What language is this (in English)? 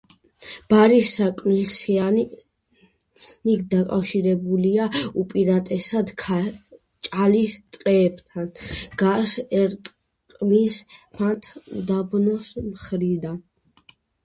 Georgian